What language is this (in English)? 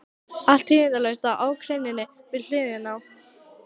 Icelandic